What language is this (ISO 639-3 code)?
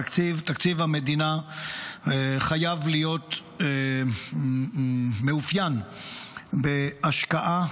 heb